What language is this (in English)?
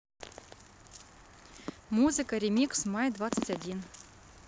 Russian